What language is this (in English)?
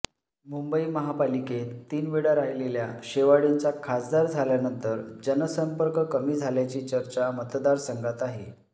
Marathi